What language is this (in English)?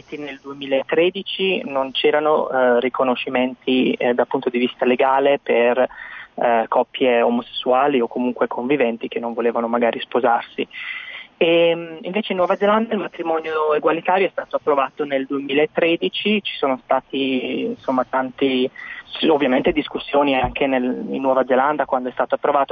Italian